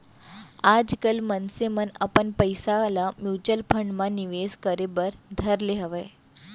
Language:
Chhattisgarhi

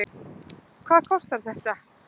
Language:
Icelandic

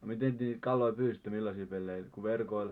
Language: Finnish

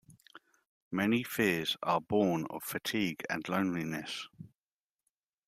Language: English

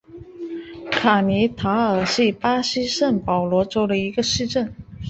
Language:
Chinese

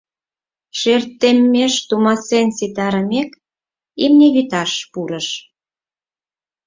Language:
Mari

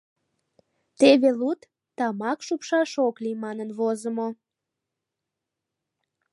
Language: Mari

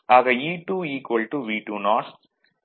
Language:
Tamil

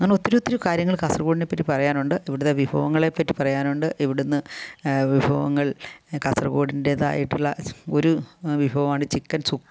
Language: Malayalam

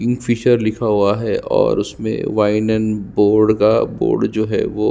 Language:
Hindi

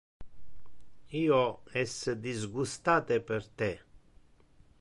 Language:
Interlingua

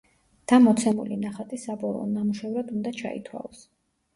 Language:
Georgian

